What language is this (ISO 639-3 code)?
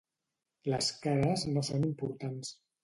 cat